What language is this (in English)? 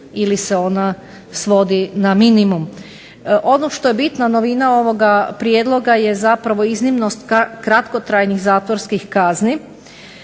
Croatian